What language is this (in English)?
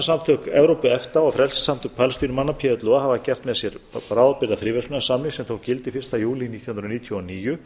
Icelandic